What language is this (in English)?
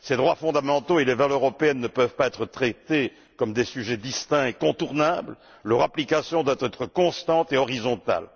French